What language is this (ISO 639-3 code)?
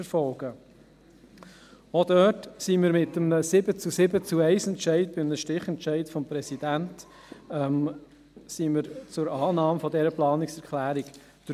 gsw